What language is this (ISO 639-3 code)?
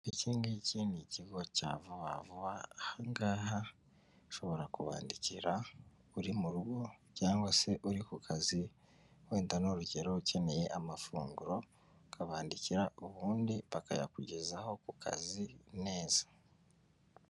kin